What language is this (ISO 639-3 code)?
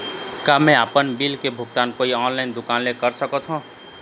hne